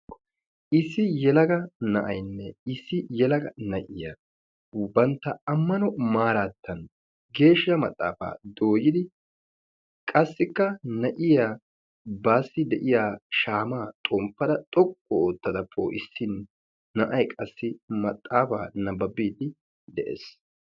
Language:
Wolaytta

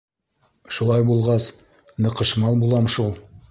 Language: Bashkir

